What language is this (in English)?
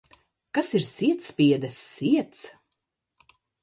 Latvian